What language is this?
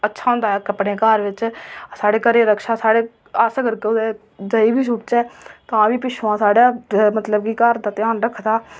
Dogri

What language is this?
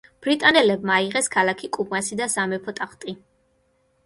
Georgian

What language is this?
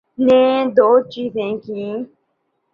Urdu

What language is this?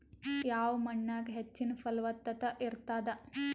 Kannada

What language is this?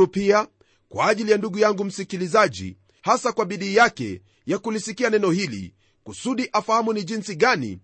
Swahili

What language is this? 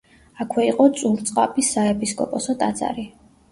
Georgian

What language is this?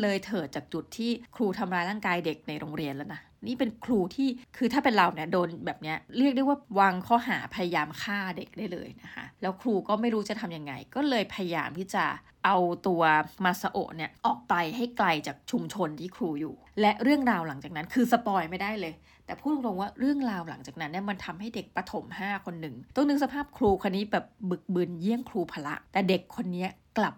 Thai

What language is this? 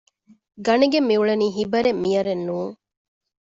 Divehi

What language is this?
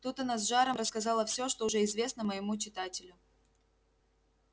Russian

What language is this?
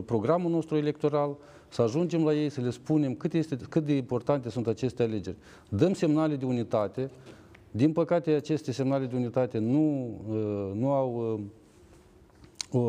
Romanian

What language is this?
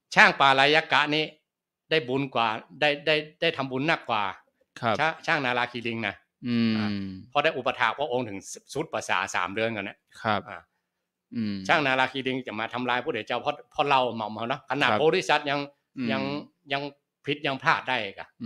Thai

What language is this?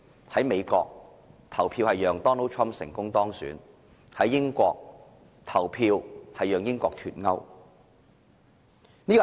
Cantonese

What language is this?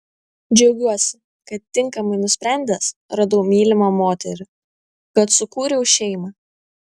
Lithuanian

